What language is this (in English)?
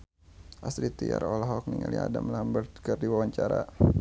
Sundanese